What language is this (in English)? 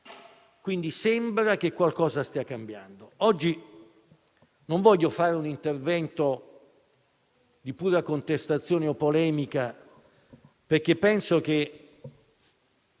Italian